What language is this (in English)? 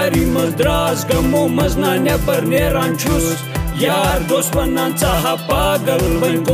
Romanian